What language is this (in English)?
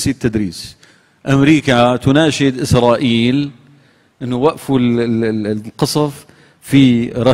Arabic